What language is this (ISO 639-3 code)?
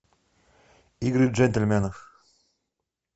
rus